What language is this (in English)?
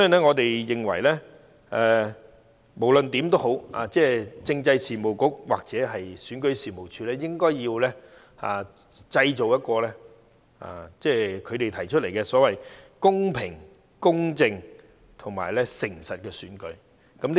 Cantonese